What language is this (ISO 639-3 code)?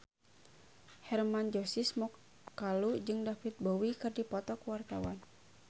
sun